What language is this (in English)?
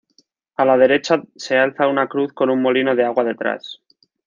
Spanish